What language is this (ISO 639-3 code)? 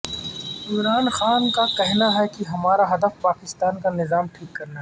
urd